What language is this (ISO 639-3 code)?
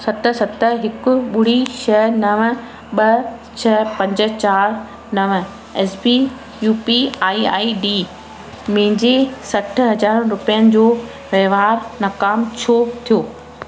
snd